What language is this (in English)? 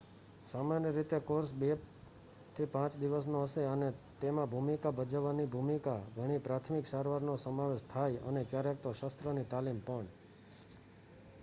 Gujarati